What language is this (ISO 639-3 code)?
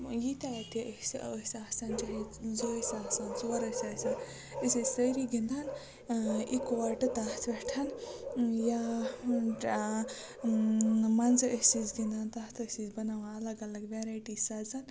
kas